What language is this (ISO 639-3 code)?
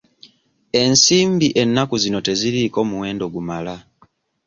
lug